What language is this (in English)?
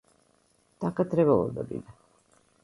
Macedonian